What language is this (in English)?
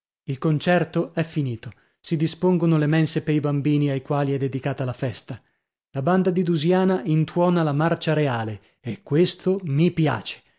Italian